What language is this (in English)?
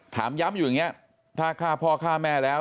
Thai